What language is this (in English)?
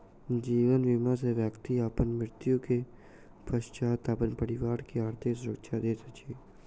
Maithili